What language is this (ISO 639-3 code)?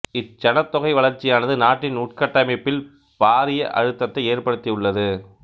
tam